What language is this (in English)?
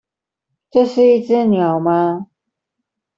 Chinese